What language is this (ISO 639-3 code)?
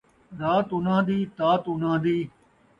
skr